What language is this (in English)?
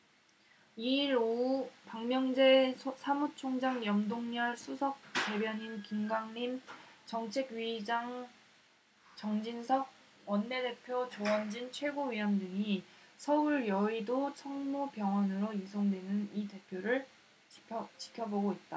Korean